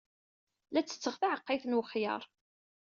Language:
Kabyle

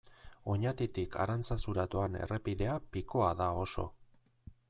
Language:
Basque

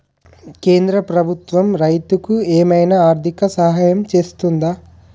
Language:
Telugu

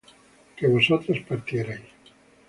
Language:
Spanish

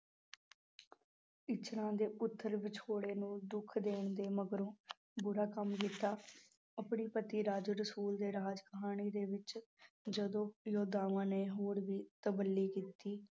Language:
Punjabi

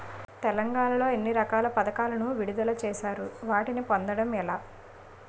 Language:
Telugu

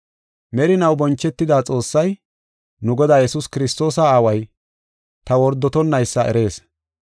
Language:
Gofa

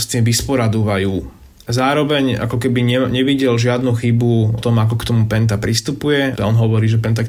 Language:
Slovak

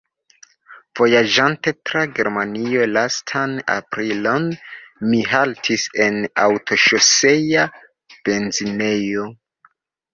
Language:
Esperanto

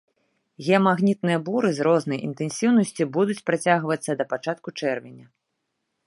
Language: Belarusian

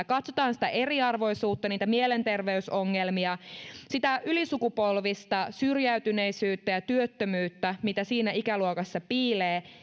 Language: Finnish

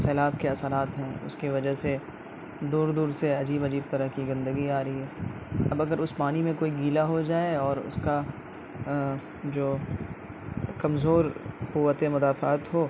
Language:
Urdu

